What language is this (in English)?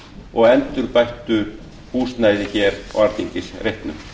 Icelandic